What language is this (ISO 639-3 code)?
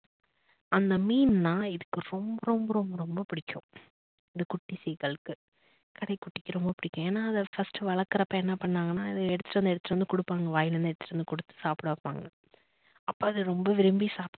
tam